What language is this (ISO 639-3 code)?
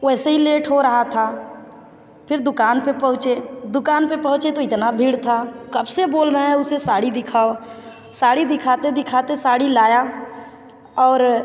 hin